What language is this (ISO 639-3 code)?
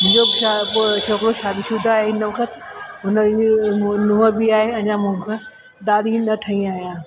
snd